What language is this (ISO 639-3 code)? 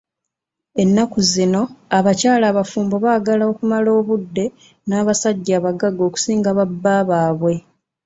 lug